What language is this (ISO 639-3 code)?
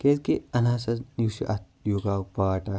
kas